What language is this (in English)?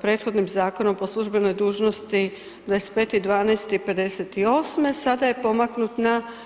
Croatian